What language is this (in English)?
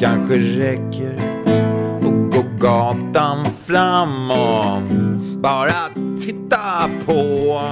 Swedish